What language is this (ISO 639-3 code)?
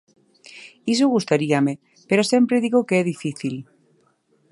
glg